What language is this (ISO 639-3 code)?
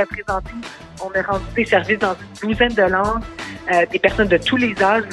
fra